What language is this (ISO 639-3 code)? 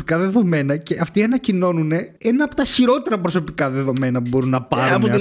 ell